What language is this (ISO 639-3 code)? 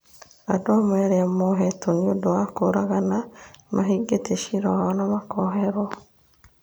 kik